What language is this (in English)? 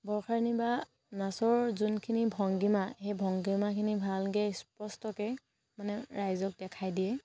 Assamese